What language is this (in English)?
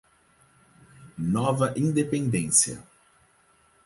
Portuguese